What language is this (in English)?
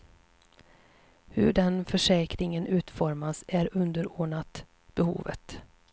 Swedish